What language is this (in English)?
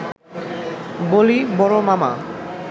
Bangla